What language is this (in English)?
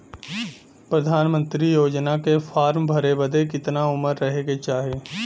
Bhojpuri